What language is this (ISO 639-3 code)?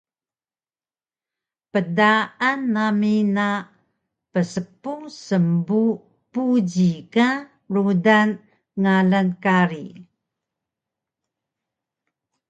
trv